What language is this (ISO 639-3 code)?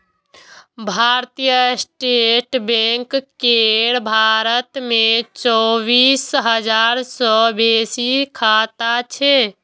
mai